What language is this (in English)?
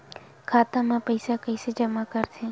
Chhattisgarhi